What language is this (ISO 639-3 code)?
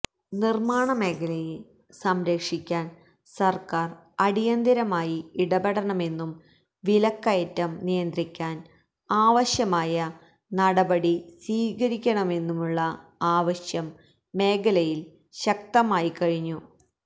mal